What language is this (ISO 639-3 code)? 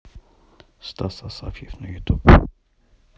rus